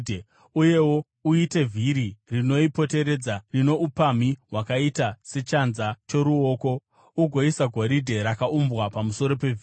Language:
Shona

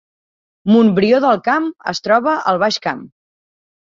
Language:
Catalan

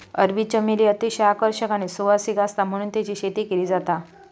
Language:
Marathi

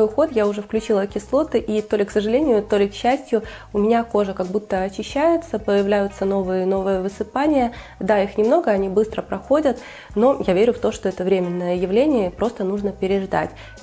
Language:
Russian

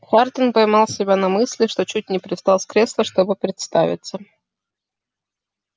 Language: Russian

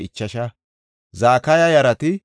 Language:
Gofa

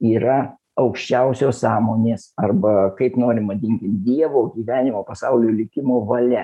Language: Lithuanian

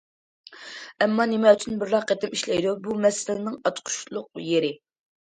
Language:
Uyghur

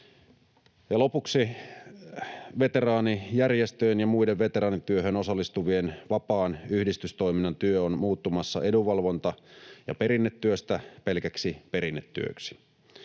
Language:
Finnish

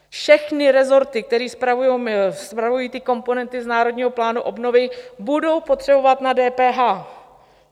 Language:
Czech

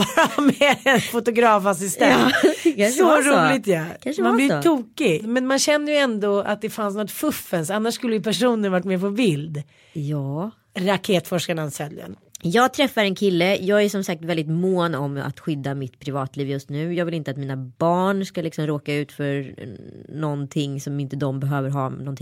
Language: Swedish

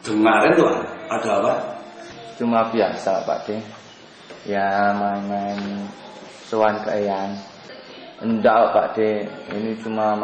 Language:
Indonesian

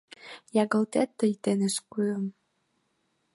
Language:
Mari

